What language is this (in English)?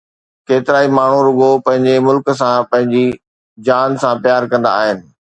Sindhi